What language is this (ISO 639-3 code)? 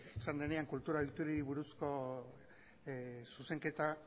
eus